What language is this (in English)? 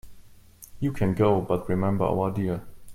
English